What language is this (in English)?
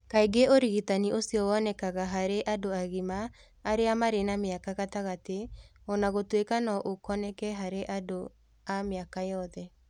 Kikuyu